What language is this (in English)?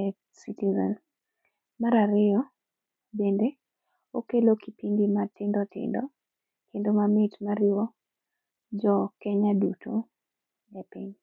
Luo (Kenya and Tanzania)